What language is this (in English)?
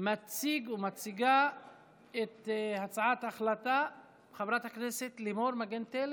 Hebrew